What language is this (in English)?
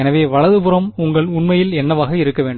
Tamil